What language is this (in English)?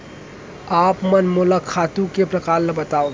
Chhattisgarhi